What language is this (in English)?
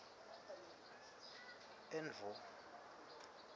Swati